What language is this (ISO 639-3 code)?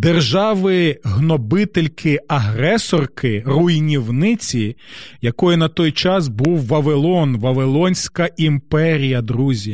ukr